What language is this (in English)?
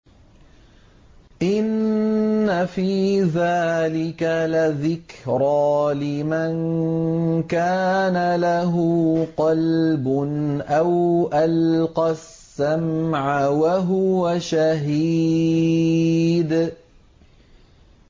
Arabic